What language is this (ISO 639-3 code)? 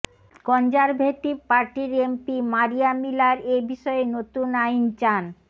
ben